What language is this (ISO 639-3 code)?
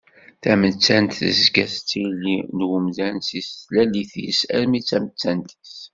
kab